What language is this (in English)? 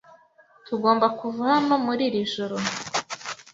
Kinyarwanda